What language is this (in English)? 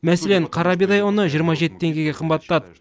Kazakh